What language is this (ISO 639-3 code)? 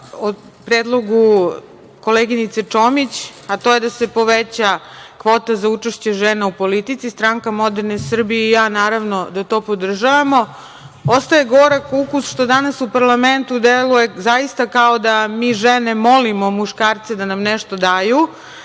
srp